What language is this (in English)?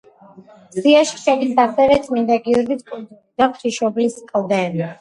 Georgian